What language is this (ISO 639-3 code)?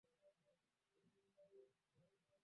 swa